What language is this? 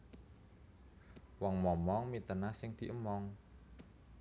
Javanese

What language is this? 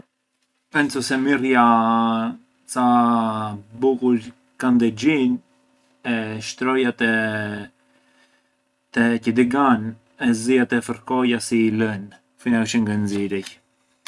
Arbëreshë Albanian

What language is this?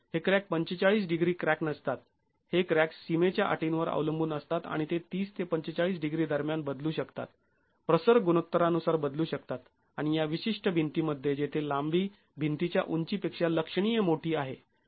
Marathi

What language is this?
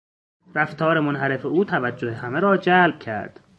Persian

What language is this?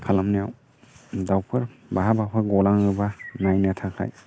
Bodo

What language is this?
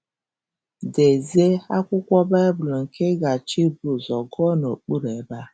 Igbo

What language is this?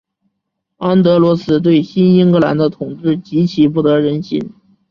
Chinese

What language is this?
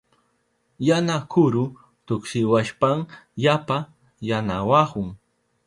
Southern Pastaza Quechua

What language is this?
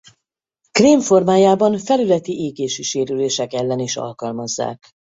Hungarian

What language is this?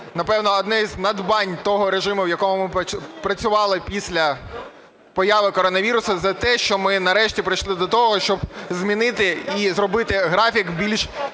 Ukrainian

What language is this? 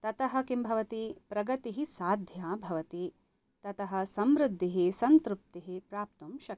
Sanskrit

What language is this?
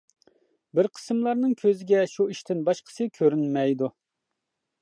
Uyghur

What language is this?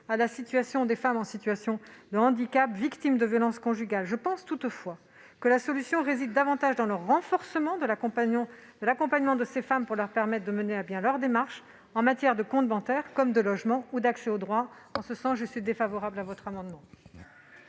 French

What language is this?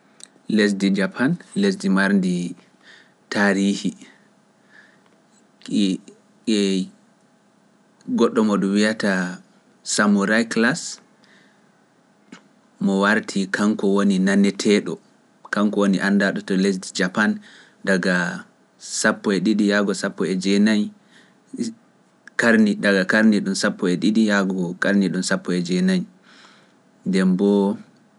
Pular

